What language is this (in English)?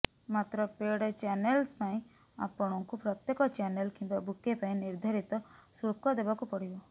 Odia